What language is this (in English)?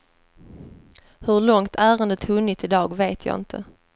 Swedish